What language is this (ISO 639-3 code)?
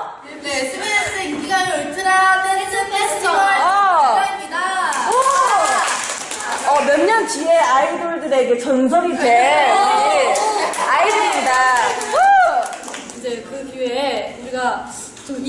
kor